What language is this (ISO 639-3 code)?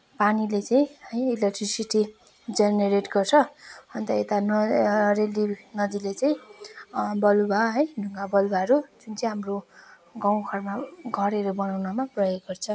nep